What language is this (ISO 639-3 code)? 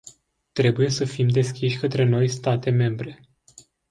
ron